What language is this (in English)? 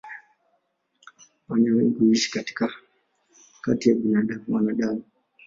Swahili